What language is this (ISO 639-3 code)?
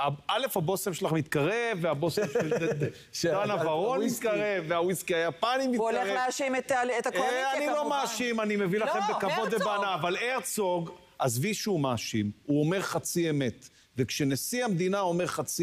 heb